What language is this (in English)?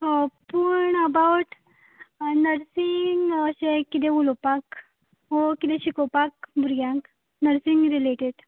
Konkani